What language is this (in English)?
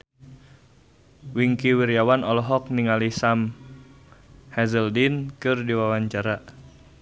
Sundanese